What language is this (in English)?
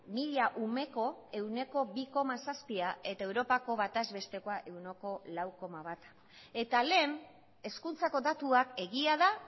Basque